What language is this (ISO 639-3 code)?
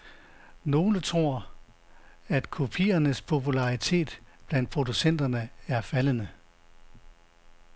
dan